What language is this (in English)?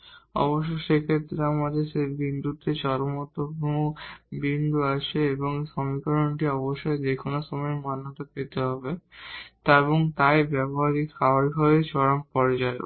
Bangla